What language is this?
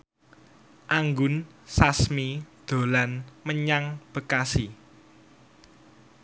Javanese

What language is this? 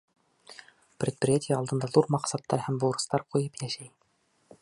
Bashkir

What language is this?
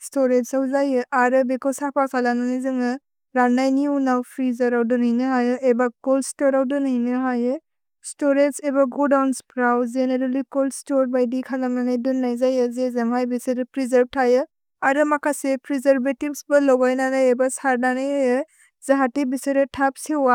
Bodo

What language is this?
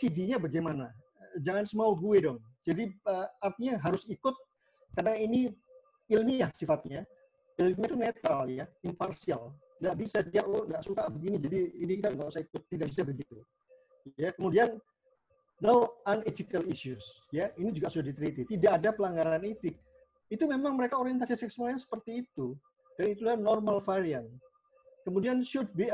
Indonesian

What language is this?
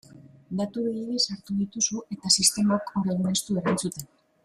Basque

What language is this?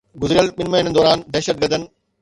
Sindhi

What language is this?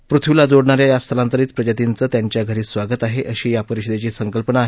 Marathi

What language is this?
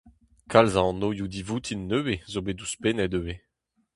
Breton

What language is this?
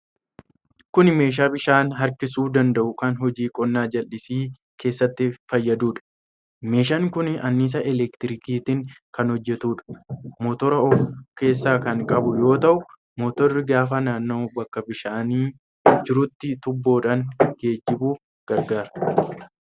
Oromo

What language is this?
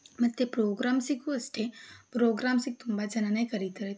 Kannada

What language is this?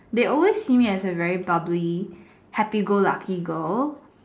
English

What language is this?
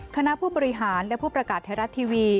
Thai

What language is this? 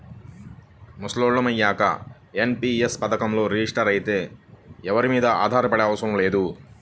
Telugu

